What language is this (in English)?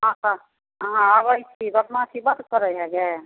Maithili